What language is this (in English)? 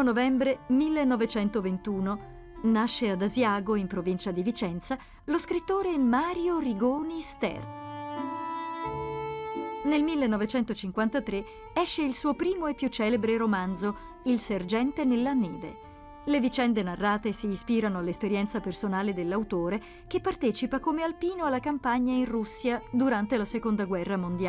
Italian